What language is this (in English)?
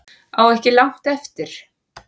Icelandic